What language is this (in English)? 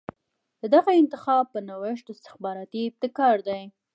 Pashto